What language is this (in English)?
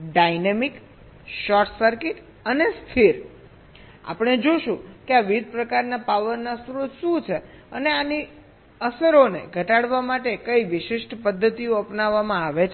Gujarati